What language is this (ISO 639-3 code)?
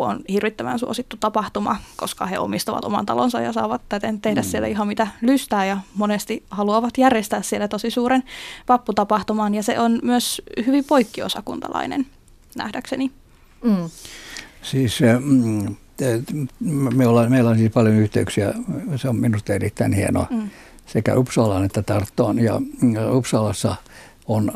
fin